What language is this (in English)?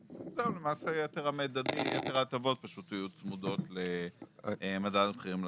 Hebrew